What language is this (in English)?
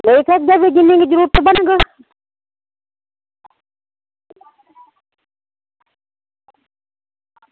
Dogri